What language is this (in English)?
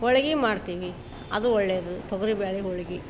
Kannada